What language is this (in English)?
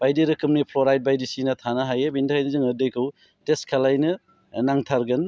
Bodo